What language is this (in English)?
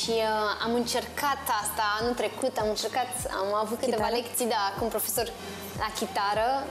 Romanian